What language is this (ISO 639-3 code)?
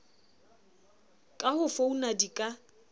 sot